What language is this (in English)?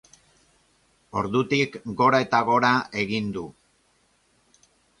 Basque